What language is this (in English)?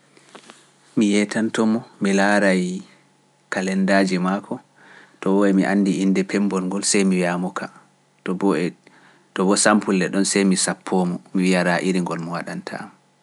Pular